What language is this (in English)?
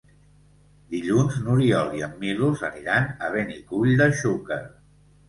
Catalan